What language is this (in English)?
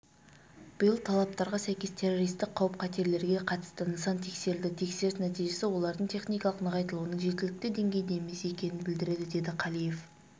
Kazakh